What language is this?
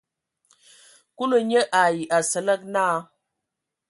Ewondo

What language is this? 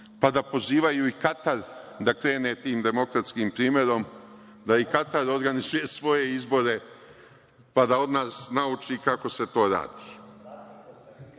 Serbian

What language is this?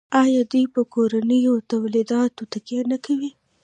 Pashto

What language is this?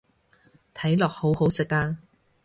Cantonese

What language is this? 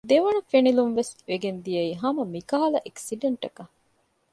Divehi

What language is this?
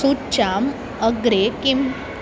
Sanskrit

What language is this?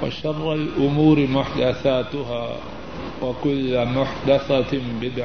Urdu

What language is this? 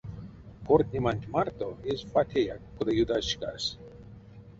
Erzya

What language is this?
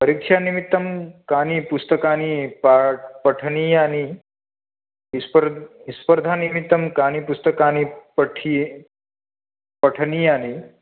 Sanskrit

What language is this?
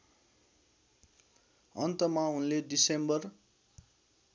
Nepali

